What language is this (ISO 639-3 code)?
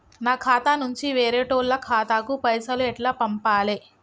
tel